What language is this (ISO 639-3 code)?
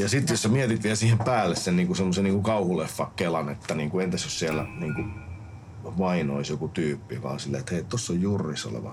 fin